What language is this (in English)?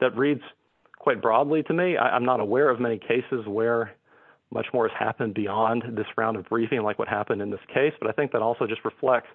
English